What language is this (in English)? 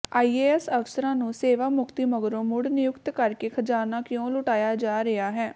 Punjabi